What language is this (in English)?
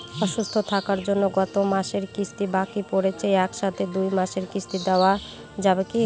Bangla